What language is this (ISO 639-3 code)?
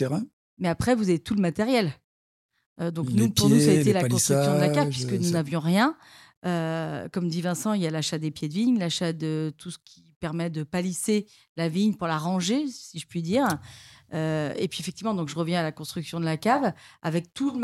fra